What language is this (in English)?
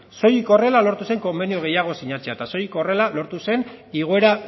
Basque